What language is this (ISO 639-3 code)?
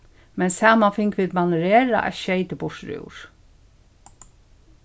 fao